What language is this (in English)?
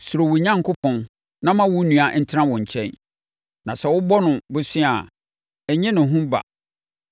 Akan